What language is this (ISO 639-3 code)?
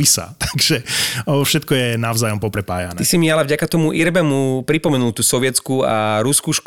slk